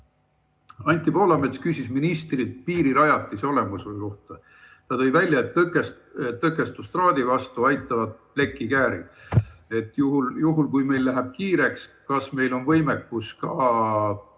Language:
Estonian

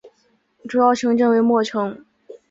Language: Chinese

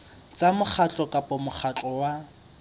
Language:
Southern Sotho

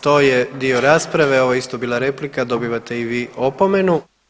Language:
Croatian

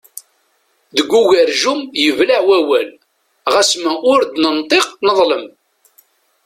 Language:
Kabyle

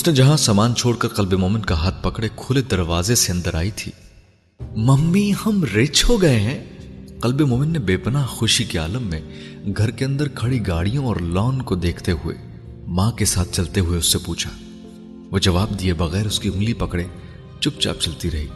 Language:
Urdu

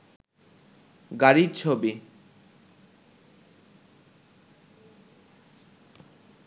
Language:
Bangla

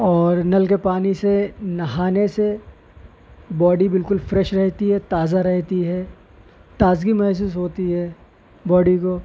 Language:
Urdu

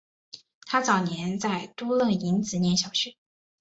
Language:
Chinese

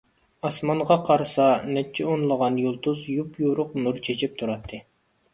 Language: Uyghur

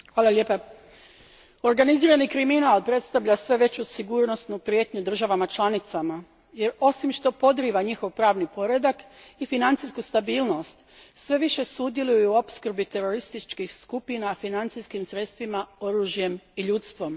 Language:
Croatian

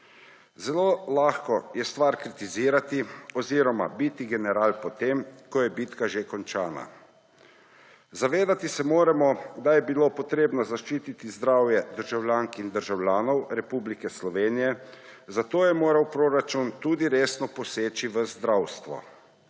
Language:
Slovenian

